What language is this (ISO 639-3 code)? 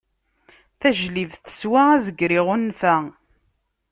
kab